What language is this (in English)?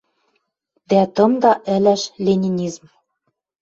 Western Mari